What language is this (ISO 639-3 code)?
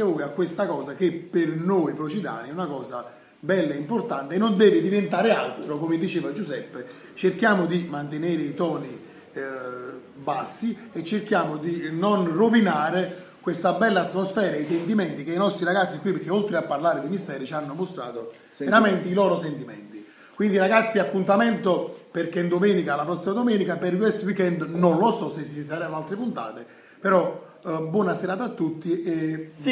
ita